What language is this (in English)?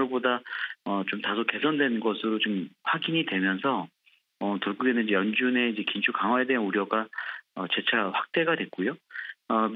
Korean